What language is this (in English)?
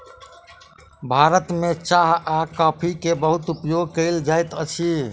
Maithili